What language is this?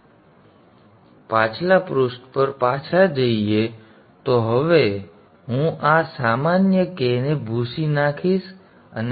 Gujarati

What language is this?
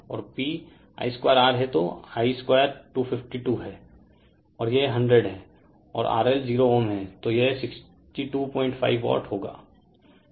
Hindi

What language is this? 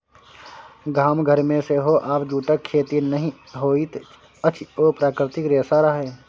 Maithili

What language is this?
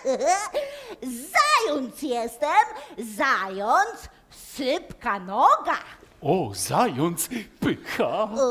Polish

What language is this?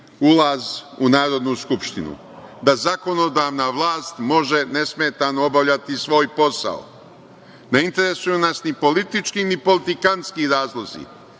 Serbian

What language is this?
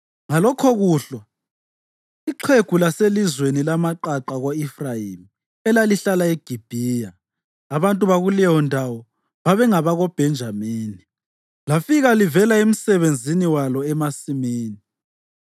North Ndebele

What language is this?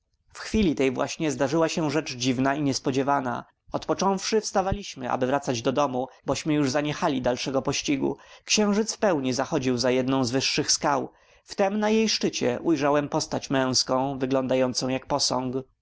Polish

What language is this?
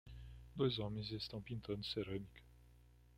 Portuguese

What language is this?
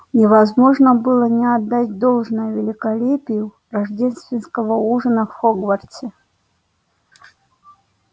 Russian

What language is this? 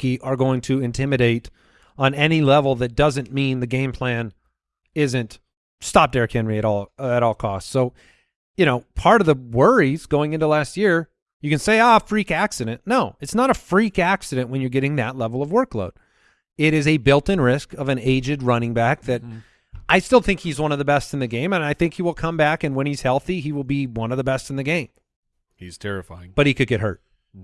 English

